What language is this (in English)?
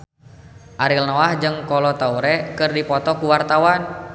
Sundanese